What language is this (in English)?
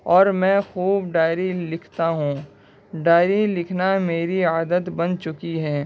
Urdu